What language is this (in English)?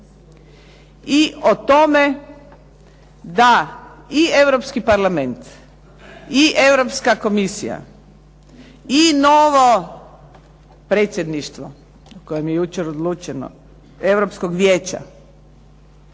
Croatian